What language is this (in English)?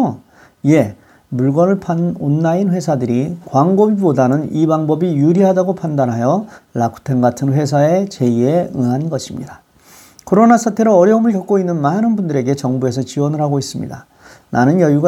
Korean